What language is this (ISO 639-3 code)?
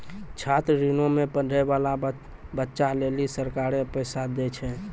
mai